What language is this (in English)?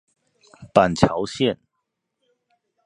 Chinese